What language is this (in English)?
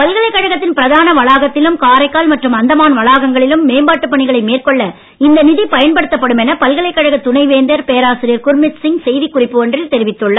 Tamil